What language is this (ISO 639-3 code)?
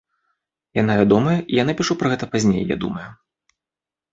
bel